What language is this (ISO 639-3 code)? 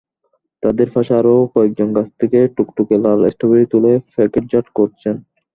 ben